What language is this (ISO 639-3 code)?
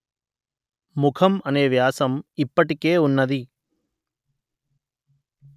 tel